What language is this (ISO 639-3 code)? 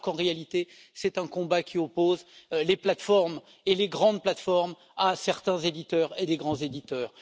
fra